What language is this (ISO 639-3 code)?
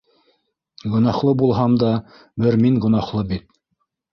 bak